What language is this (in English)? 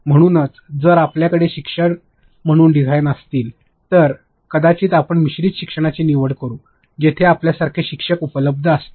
Marathi